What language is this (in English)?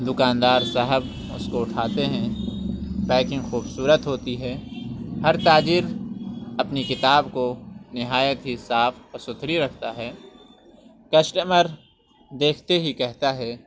Urdu